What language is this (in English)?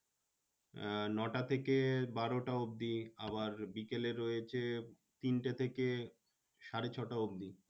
Bangla